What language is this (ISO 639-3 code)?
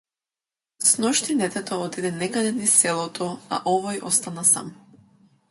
mkd